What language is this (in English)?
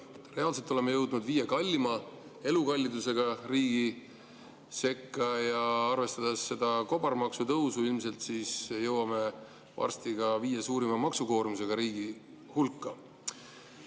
Estonian